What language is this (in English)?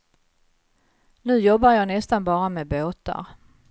Swedish